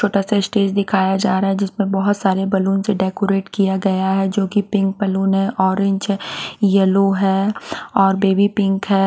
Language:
Hindi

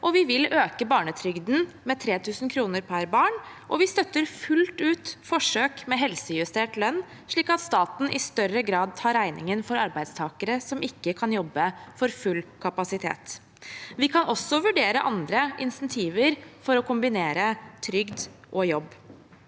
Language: Norwegian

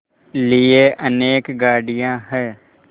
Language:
Hindi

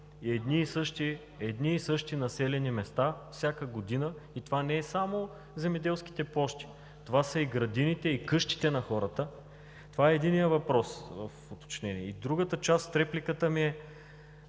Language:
Bulgarian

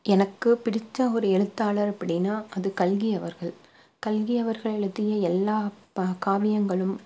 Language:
Tamil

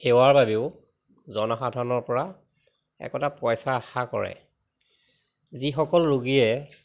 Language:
Assamese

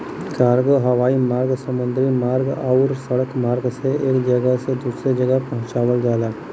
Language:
Bhojpuri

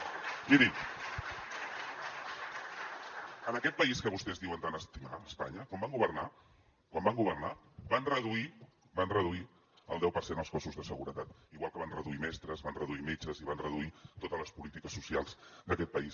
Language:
Catalan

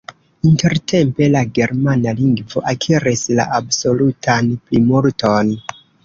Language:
Esperanto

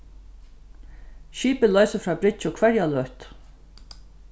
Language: Faroese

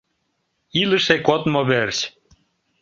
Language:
Mari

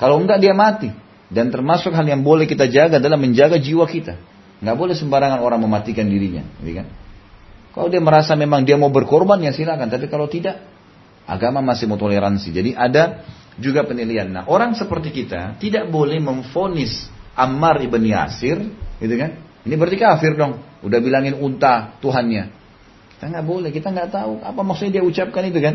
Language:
Indonesian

